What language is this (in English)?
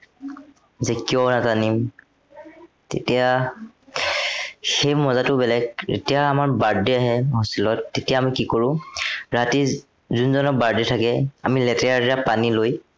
Assamese